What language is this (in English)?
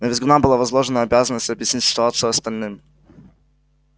Russian